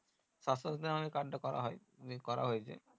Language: Bangla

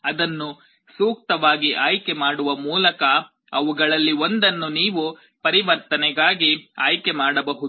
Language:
Kannada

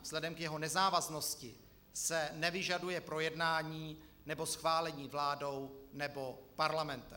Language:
Czech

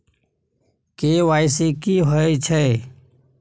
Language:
Maithili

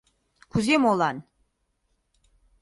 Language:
Mari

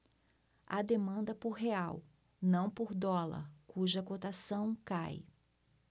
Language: Portuguese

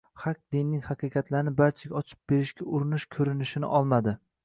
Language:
Uzbek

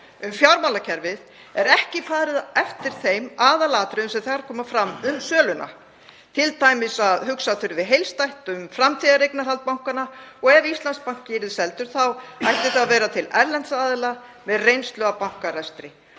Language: Icelandic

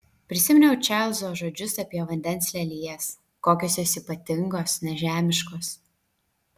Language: Lithuanian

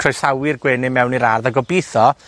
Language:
Welsh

